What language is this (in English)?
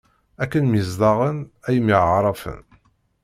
Kabyle